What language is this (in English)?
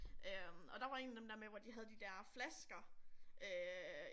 Danish